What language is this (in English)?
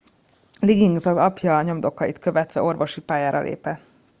Hungarian